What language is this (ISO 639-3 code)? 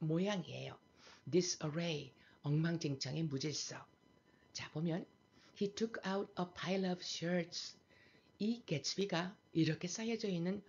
kor